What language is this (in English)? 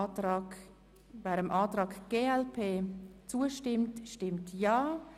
Swiss German